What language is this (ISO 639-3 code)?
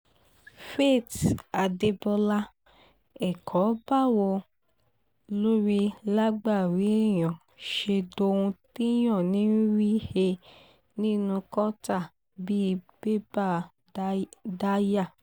yor